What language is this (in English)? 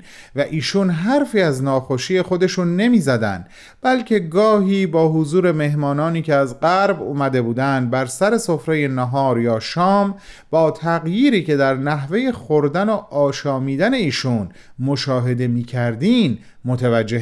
Persian